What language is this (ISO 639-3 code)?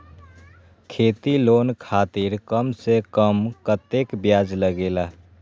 mag